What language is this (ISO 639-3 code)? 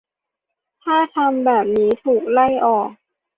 tha